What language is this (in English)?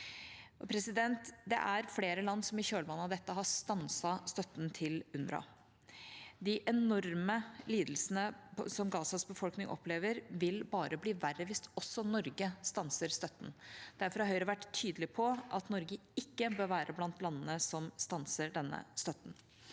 Norwegian